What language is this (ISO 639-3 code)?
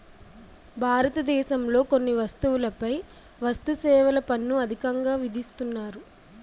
tel